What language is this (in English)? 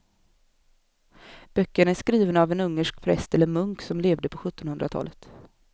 Swedish